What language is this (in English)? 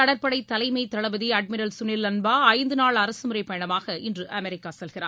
Tamil